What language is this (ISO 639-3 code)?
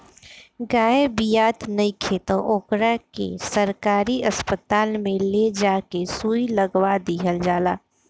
bho